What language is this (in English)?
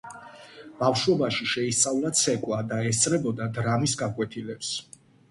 Georgian